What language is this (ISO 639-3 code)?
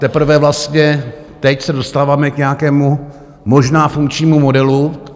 ces